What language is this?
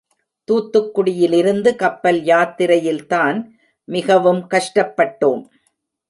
Tamil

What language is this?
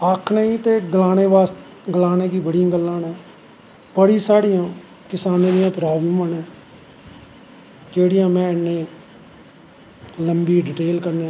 Dogri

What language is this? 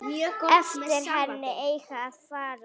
Icelandic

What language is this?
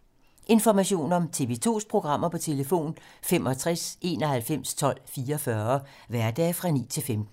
Danish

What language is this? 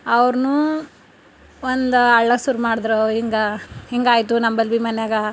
Kannada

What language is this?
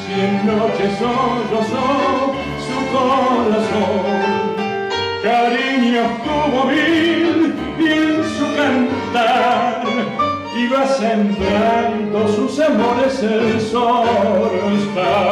Spanish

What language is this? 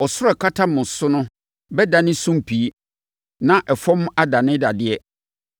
Akan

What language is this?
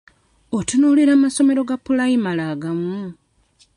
Ganda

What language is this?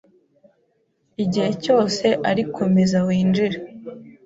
Kinyarwanda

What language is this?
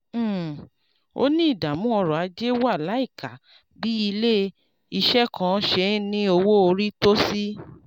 Yoruba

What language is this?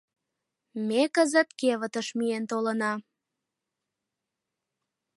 Mari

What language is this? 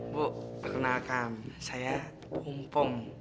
Indonesian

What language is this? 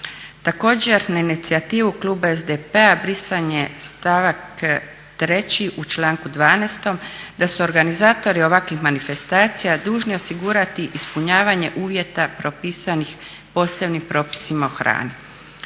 Croatian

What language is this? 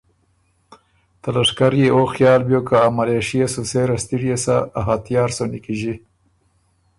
Ormuri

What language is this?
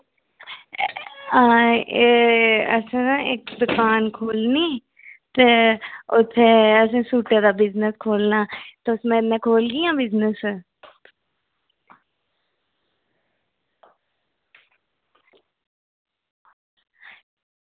Dogri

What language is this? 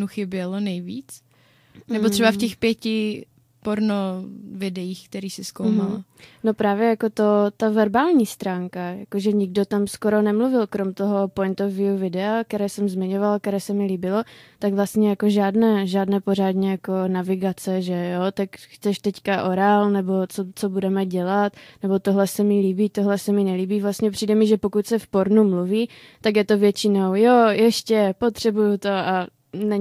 Czech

